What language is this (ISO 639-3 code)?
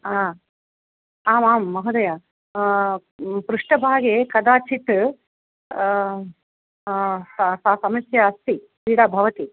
san